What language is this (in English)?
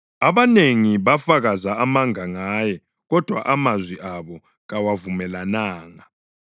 North Ndebele